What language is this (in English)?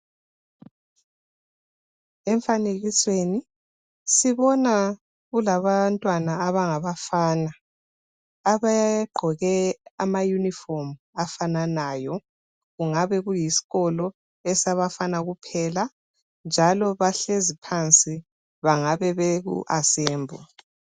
North Ndebele